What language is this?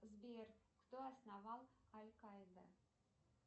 Russian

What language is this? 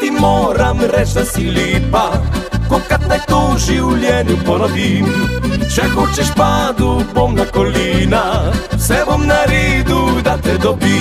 Romanian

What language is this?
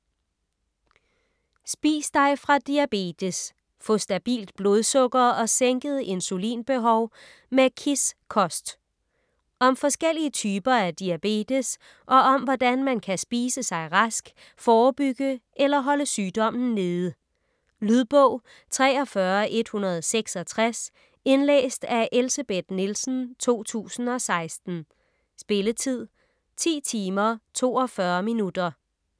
Danish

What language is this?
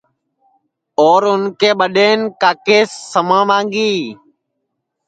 Sansi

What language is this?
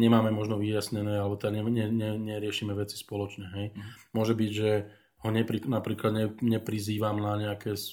Slovak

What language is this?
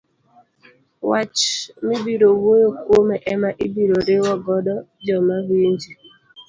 Luo (Kenya and Tanzania)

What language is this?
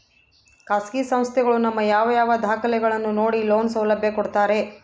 Kannada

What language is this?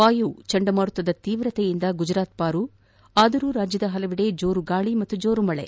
Kannada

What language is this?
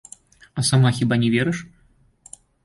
Belarusian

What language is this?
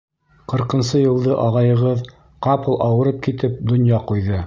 Bashkir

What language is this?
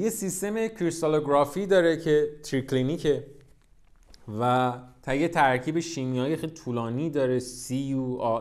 Persian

